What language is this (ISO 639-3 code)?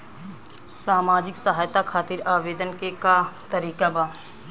bho